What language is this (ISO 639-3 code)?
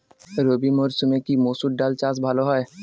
ben